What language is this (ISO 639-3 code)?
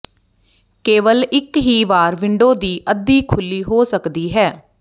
pan